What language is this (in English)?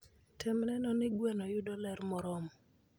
Luo (Kenya and Tanzania)